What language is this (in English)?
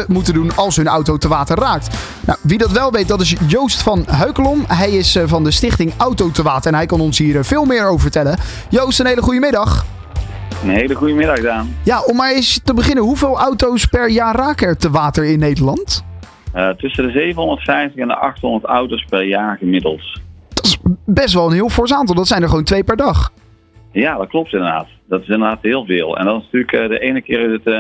Dutch